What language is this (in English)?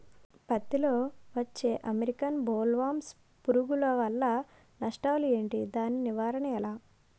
Telugu